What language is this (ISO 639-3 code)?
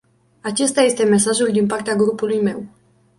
ron